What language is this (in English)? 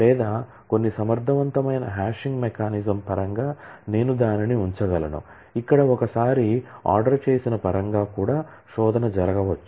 Telugu